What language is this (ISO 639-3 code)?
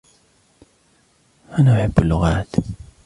ara